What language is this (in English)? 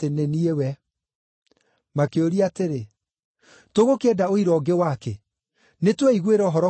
Kikuyu